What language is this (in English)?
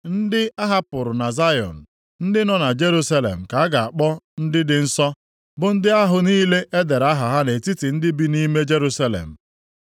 Igbo